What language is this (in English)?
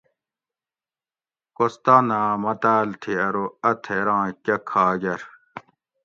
Gawri